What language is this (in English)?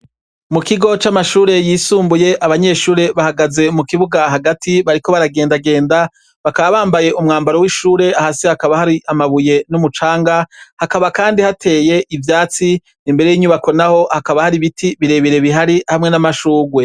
Rundi